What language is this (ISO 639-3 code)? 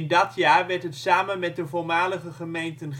nld